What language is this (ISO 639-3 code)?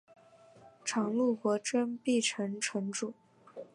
zho